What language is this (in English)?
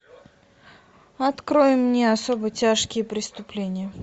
Russian